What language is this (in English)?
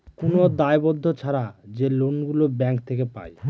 Bangla